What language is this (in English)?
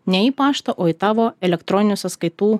Lithuanian